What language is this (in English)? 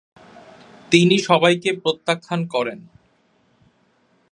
Bangla